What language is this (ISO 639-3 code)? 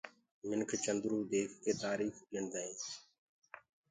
ggg